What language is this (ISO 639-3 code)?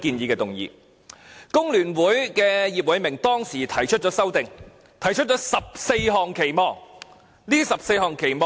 yue